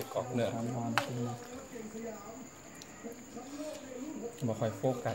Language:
Thai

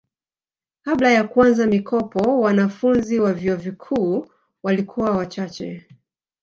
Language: Swahili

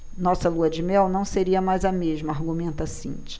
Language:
Portuguese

